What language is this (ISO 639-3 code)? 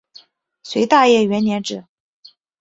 zho